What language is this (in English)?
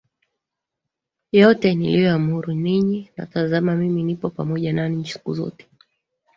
Swahili